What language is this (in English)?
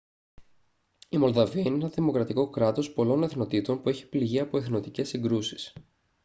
Greek